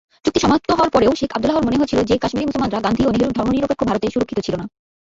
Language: Bangla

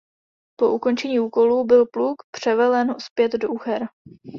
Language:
Czech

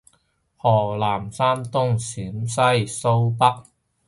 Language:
Cantonese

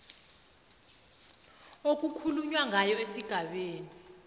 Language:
South Ndebele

